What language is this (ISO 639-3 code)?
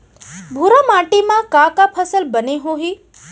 hne